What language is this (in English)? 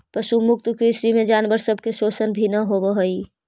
Magahi